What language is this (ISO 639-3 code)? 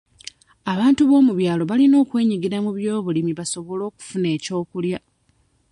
lug